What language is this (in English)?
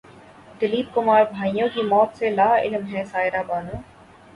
Urdu